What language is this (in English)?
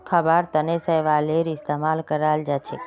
Magahi